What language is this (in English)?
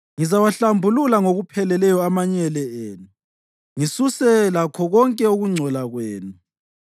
North Ndebele